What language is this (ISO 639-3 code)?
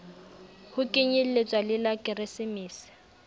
sot